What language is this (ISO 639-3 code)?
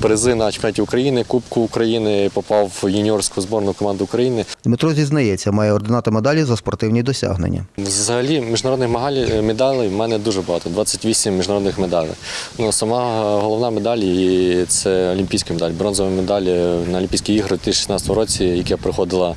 ukr